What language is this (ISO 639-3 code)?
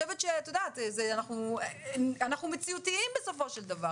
heb